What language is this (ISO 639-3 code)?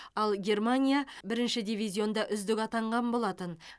kaz